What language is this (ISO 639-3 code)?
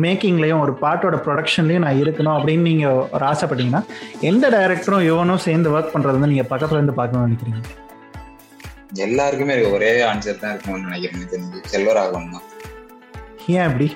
tam